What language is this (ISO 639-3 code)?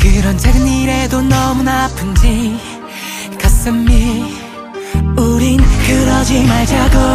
kor